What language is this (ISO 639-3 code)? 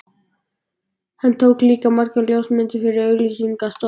isl